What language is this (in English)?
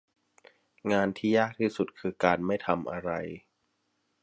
Thai